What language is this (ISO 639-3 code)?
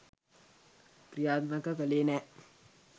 sin